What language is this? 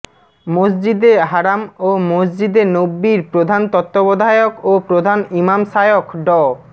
Bangla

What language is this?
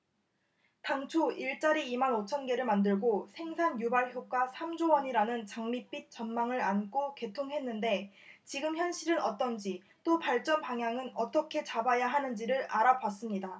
Korean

